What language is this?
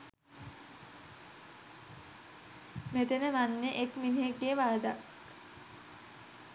Sinhala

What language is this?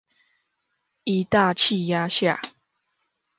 Chinese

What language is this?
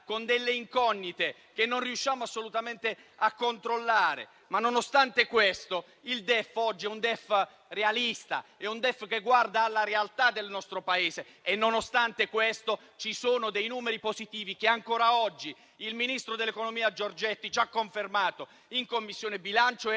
Italian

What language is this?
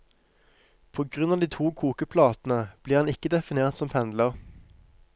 Norwegian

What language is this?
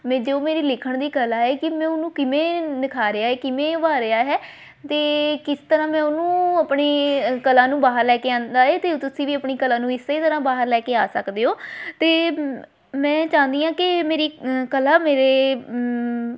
Punjabi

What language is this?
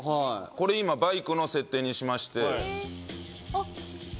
Japanese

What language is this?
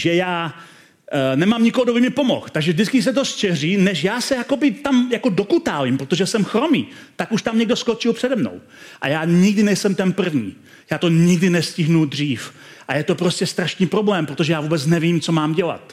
Czech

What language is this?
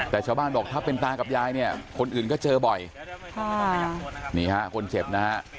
Thai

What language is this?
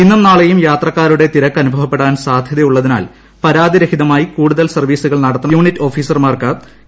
Malayalam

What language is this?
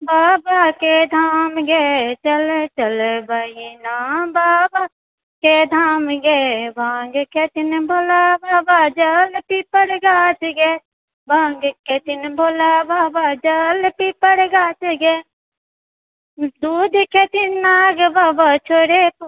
Maithili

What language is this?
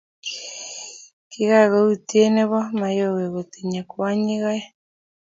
Kalenjin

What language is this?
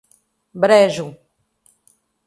Portuguese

